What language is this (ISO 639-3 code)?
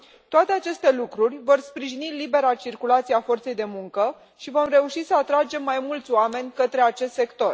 ron